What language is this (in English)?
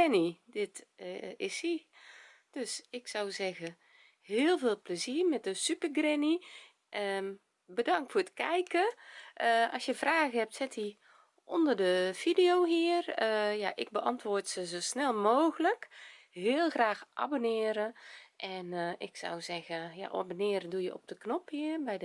Dutch